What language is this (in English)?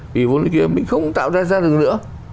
Vietnamese